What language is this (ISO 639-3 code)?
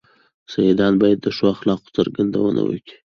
pus